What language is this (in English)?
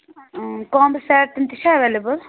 Kashmiri